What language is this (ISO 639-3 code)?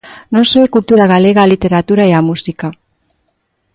glg